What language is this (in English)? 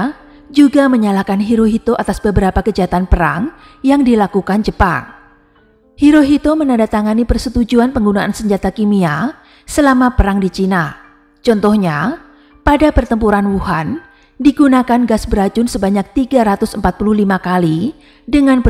Indonesian